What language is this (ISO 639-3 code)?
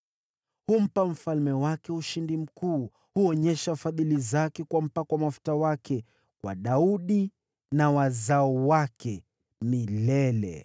swa